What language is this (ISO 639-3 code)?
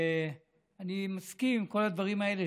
heb